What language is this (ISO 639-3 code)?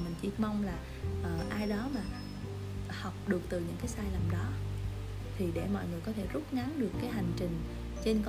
vie